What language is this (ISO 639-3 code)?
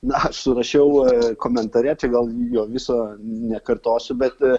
lit